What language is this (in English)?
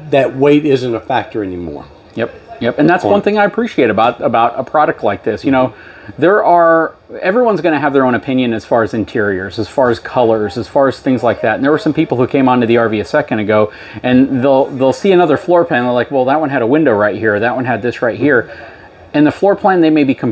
English